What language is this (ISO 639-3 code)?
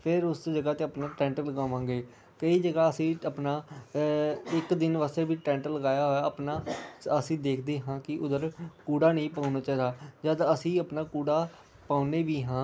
pan